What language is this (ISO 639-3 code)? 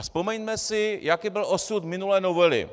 ces